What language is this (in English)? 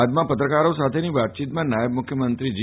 Gujarati